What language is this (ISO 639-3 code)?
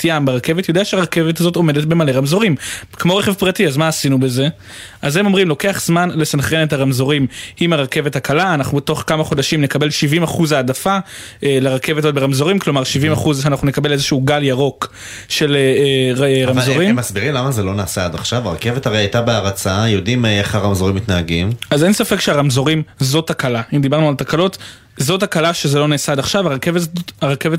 heb